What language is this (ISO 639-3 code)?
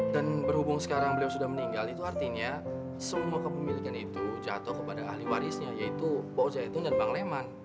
ind